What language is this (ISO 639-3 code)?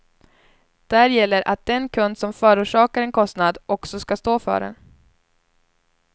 swe